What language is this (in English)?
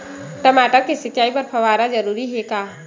Chhattisgarhi